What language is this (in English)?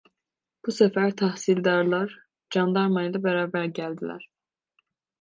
Turkish